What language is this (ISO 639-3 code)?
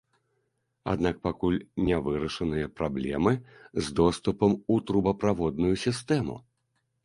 bel